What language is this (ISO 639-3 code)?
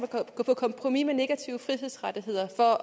dan